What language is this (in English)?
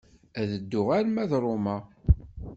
Kabyle